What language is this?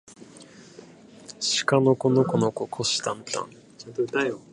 Japanese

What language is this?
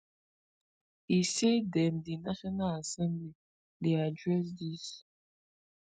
Nigerian Pidgin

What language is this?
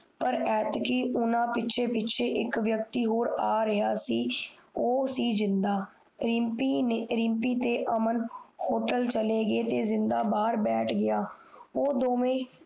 Punjabi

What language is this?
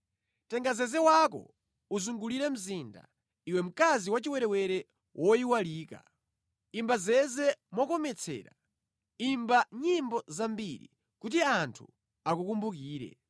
Nyanja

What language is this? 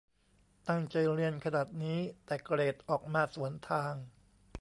Thai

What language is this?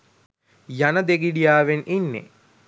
Sinhala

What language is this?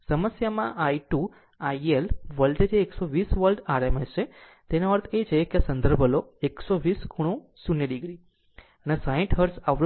Gujarati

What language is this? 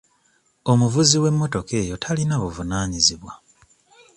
Ganda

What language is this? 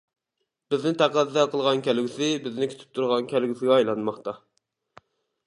Uyghur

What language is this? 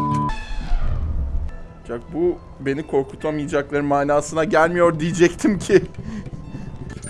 Turkish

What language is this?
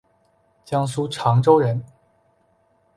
Chinese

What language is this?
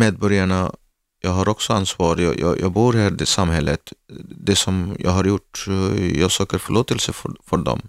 Swedish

